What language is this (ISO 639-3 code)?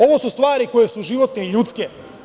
srp